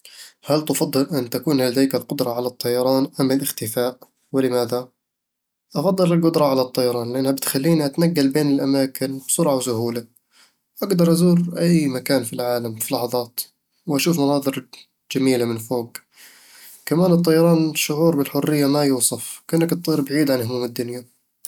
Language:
Eastern Egyptian Bedawi Arabic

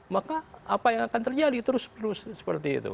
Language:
Indonesian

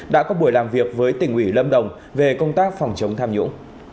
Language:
Vietnamese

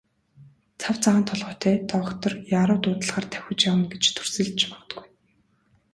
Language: Mongolian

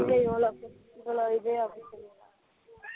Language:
Tamil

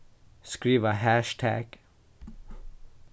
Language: Faroese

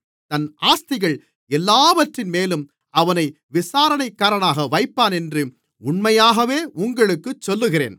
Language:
Tamil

